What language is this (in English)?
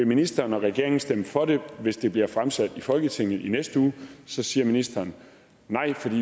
Danish